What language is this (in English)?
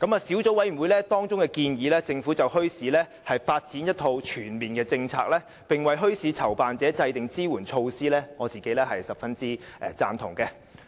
Cantonese